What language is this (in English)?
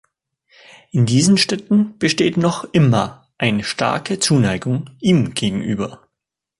German